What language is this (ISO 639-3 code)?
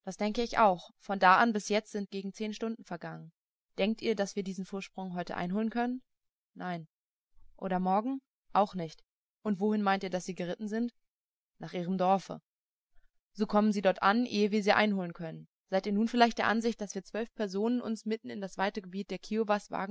deu